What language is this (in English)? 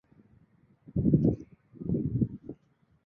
Swahili